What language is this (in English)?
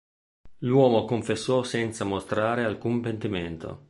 Italian